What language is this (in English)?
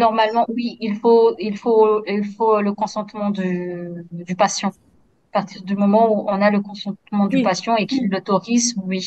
French